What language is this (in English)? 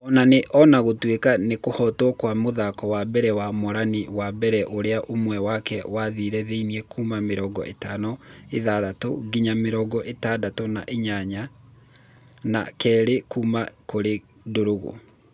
Kikuyu